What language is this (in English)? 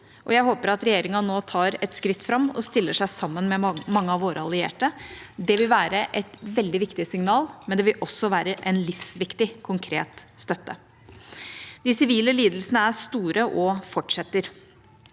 Norwegian